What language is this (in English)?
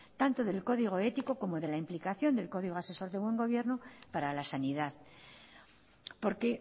Spanish